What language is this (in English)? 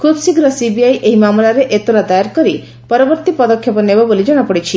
Odia